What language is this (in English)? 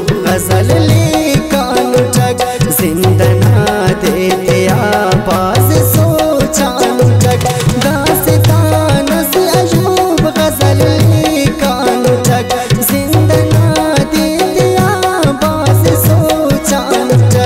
Hindi